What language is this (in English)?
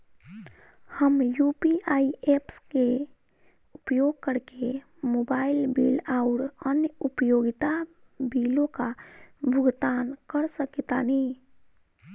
Bhojpuri